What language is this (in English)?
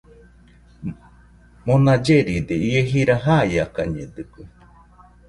Nüpode Huitoto